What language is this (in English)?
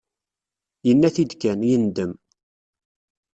Kabyle